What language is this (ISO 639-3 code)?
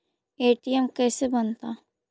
mag